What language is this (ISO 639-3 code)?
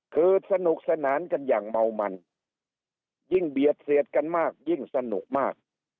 tha